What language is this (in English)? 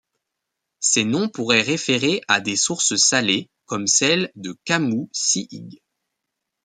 French